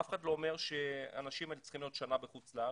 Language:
Hebrew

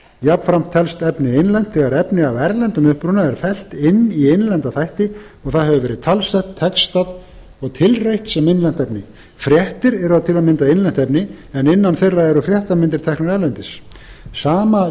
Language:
Icelandic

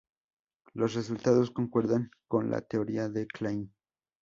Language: Spanish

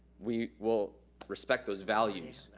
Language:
English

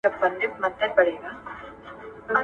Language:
Pashto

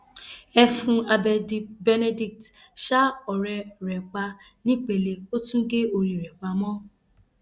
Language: Yoruba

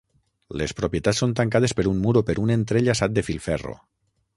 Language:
Catalan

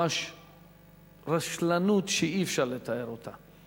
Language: Hebrew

